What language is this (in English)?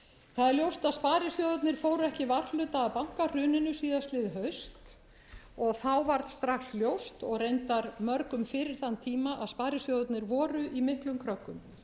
Icelandic